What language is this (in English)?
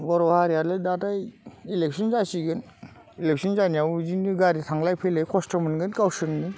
Bodo